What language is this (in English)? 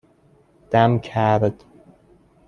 Persian